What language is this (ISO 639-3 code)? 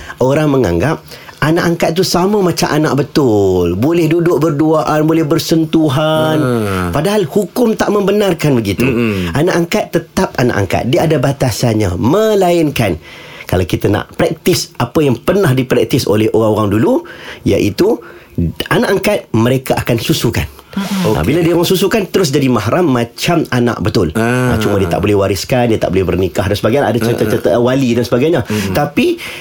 msa